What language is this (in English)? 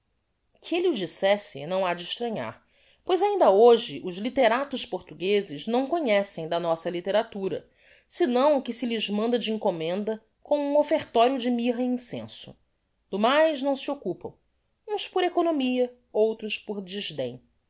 Portuguese